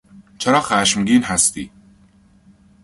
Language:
Persian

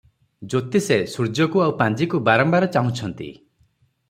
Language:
Odia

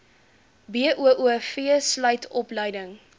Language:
Afrikaans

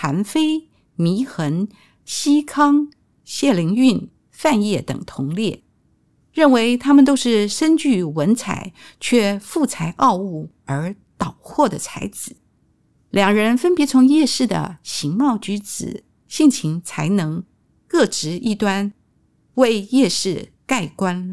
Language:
Chinese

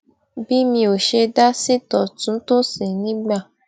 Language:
Yoruba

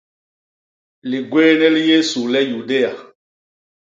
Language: Basaa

